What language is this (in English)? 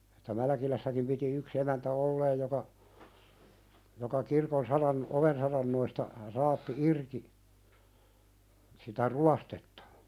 Finnish